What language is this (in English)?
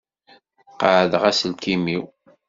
Kabyle